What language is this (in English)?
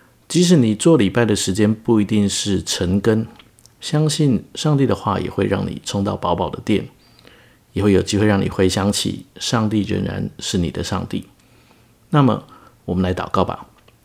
Chinese